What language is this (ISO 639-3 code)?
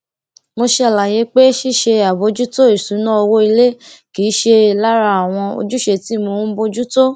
yor